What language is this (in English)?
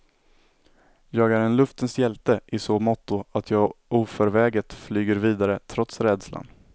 Swedish